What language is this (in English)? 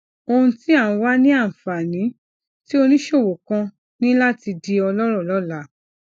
Yoruba